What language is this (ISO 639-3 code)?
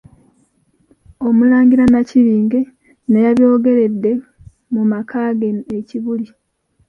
lug